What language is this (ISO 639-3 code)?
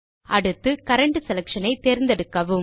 tam